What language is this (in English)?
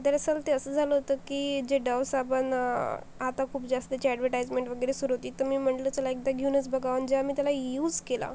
Marathi